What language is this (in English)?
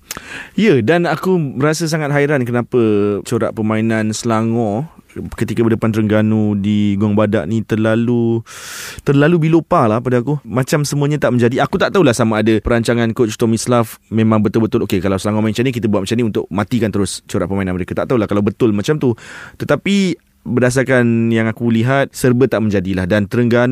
Malay